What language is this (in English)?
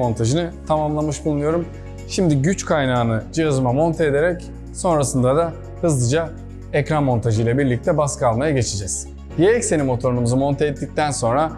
Turkish